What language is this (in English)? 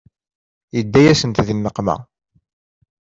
Kabyle